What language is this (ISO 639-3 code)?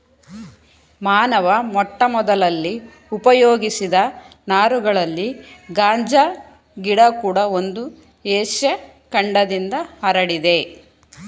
kan